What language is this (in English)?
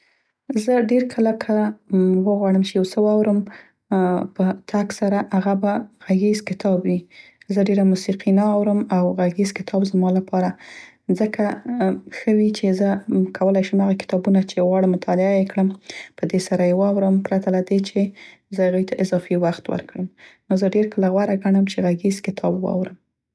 Central Pashto